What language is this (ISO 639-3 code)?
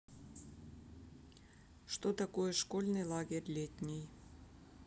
rus